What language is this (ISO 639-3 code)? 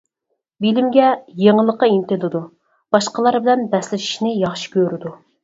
uig